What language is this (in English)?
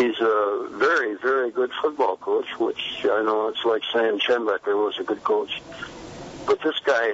English